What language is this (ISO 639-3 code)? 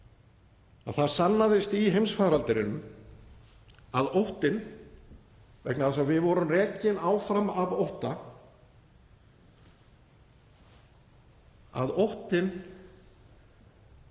isl